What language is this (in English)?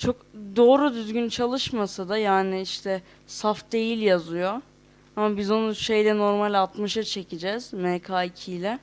Turkish